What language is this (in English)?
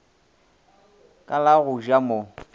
Northern Sotho